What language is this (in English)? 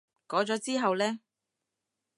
Cantonese